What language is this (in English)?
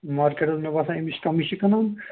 Kashmiri